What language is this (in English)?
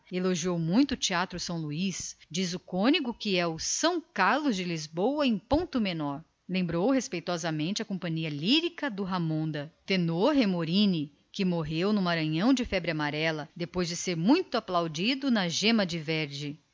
Portuguese